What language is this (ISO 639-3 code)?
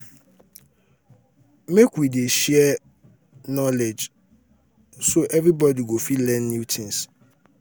pcm